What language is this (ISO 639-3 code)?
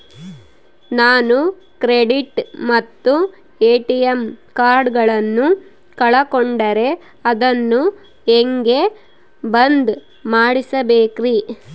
kan